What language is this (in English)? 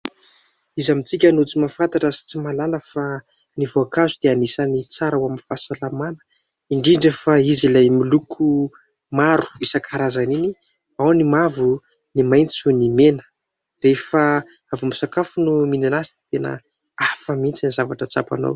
Malagasy